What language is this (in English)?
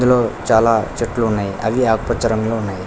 Telugu